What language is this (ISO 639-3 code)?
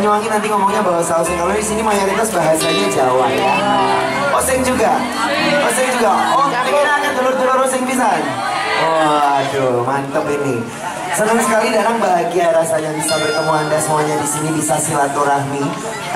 ind